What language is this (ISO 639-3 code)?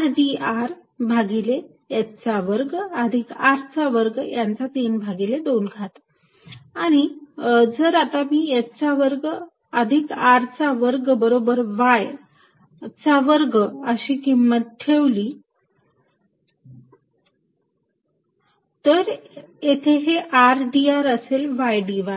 mar